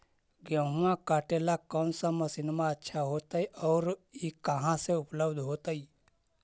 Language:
Magahi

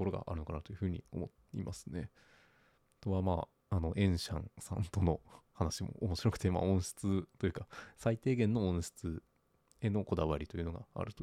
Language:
Japanese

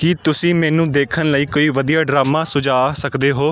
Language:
Punjabi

